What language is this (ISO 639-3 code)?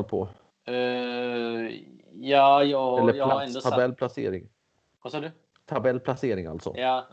swe